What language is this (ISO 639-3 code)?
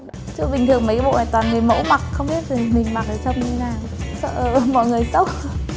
vie